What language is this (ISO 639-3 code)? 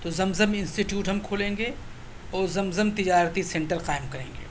urd